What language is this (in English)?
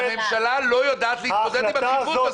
Hebrew